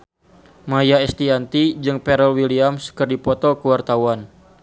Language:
Sundanese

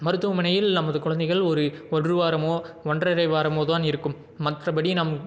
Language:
Tamil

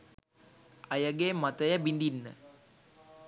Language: Sinhala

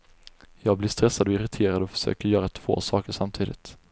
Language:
Swedish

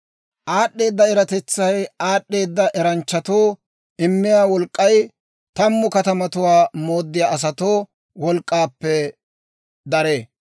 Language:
Dawro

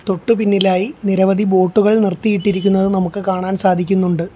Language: Malayalam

